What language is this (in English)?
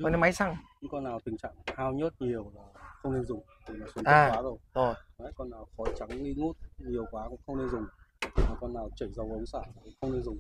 Vietnamese